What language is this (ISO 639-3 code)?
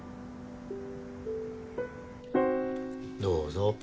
jpn